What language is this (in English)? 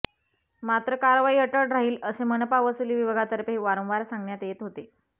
Marathi